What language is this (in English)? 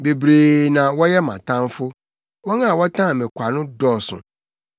Akan